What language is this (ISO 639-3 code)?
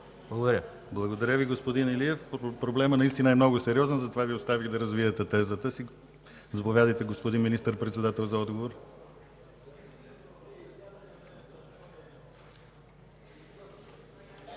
bul